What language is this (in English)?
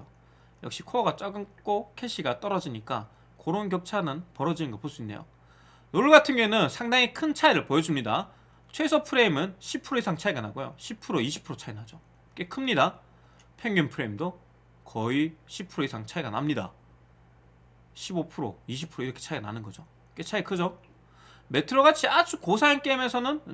Korean